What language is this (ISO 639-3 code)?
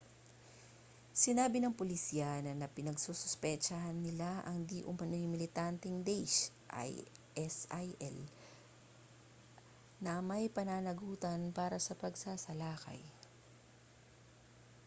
fil